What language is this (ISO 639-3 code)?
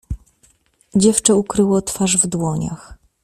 pol